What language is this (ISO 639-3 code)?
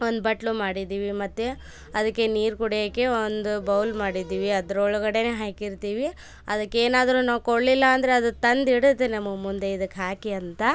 kan